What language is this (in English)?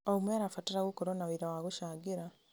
Kikuyu